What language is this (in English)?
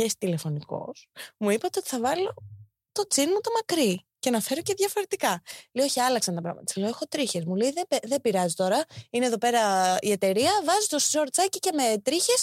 Greek